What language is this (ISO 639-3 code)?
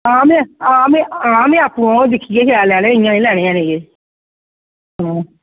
doi